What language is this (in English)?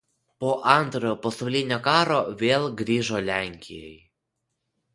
Lithuanian